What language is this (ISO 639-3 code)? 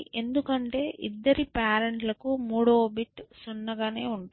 tel